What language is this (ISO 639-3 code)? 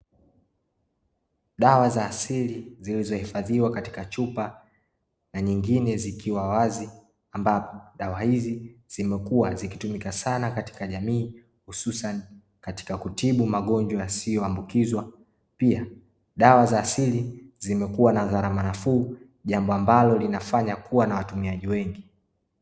swa